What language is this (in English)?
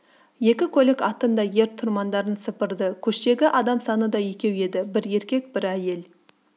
Kazakh